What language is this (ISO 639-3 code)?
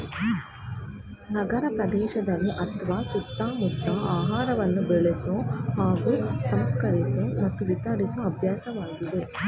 kan